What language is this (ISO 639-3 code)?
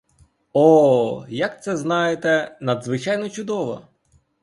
ukr